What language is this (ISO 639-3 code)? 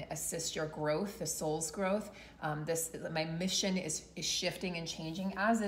eng